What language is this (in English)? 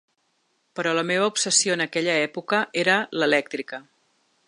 Catalan